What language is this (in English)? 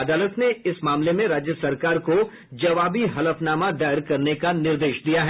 Hindi